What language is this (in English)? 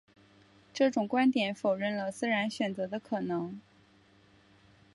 Chinese